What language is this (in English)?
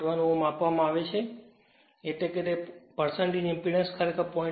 Gujarati